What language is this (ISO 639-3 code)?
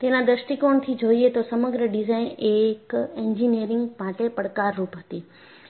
guj